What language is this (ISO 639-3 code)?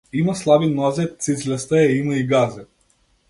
mkd